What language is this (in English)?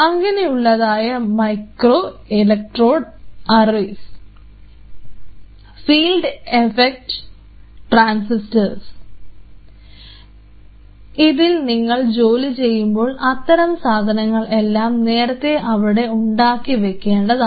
Malayalam